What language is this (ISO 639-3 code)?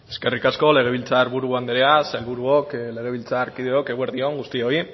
eus